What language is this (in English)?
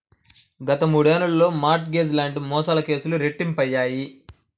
Telugu